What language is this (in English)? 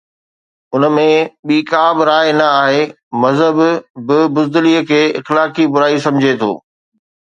Sindhi